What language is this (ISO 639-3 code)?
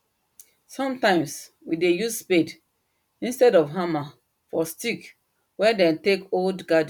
pcm